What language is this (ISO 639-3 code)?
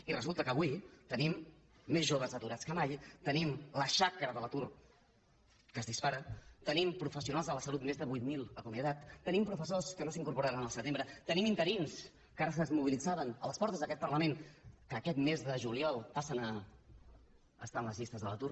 cat